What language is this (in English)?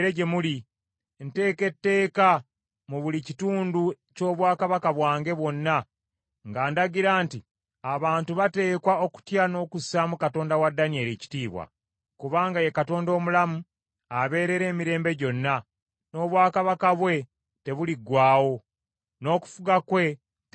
Ganda